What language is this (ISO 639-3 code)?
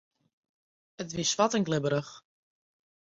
fry